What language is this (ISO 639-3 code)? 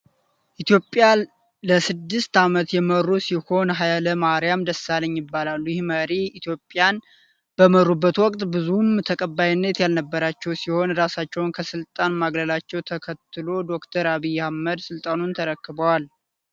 amh